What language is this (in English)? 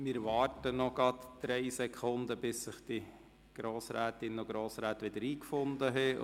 Swiss German